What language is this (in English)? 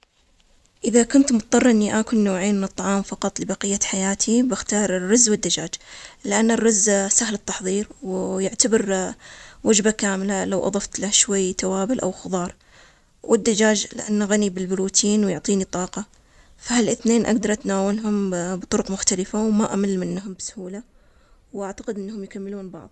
Omani Arabic